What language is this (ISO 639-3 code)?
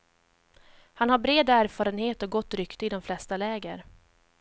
swe